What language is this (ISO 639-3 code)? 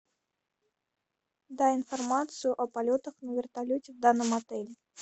rus